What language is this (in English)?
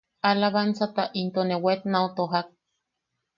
Yaqui